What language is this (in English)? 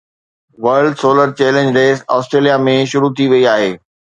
Sindhi